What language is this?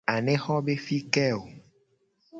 Gen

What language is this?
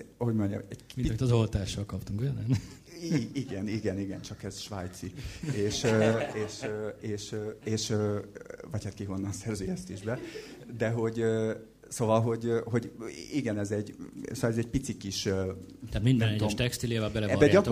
Hungarian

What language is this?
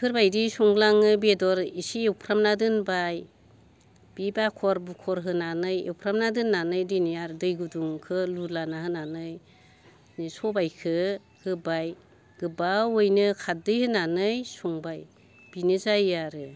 Bodo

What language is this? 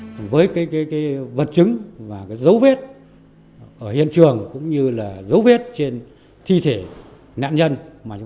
Vietnamese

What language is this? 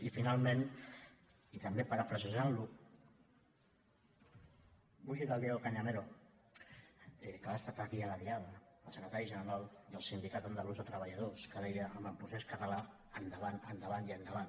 Catalan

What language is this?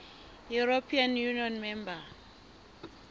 Southern Sotho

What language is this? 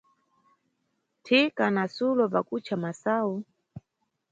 Nyungwe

